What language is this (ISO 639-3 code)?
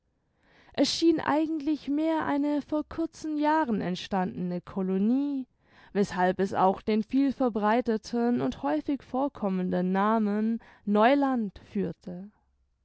deu